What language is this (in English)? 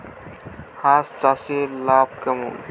Bangla